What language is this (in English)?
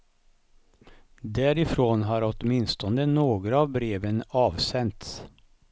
Swedish